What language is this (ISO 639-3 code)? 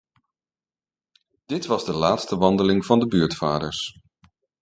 nld